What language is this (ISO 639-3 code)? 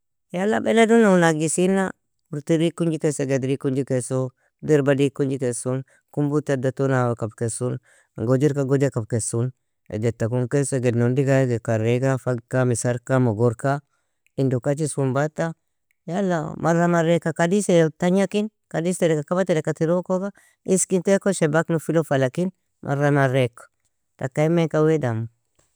fia